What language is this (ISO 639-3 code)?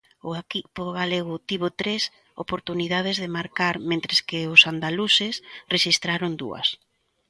glg